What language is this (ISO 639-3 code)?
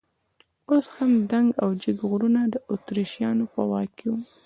pus